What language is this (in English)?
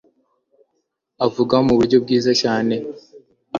Kinyarwanda